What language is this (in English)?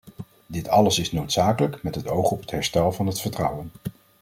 Dutch